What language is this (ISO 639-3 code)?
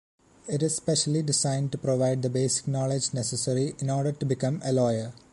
eng